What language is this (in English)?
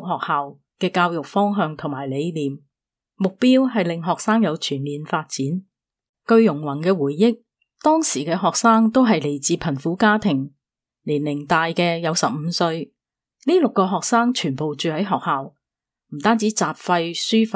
Chinese